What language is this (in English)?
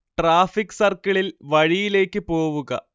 Malayalam